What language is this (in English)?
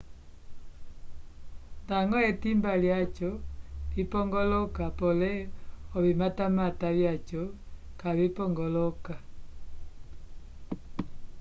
Umbundu